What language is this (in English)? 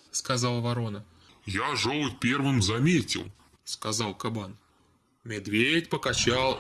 Russian